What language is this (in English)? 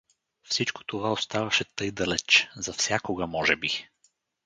Bulgarian